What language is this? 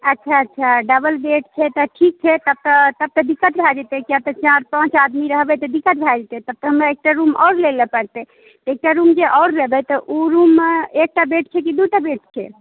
Maithili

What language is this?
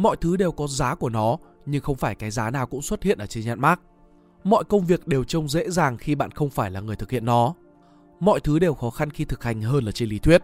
Vietnamese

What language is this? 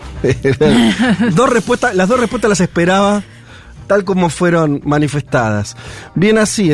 Spanish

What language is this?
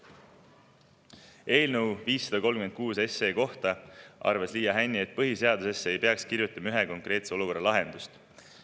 Estonian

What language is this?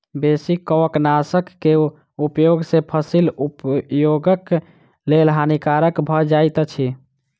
Maithili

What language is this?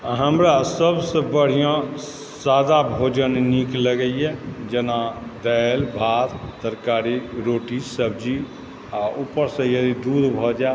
Maithili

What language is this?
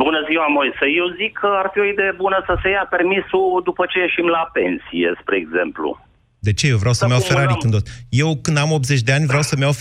Romanian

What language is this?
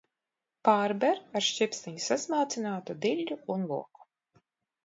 Latvian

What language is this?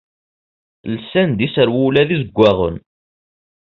Kabyle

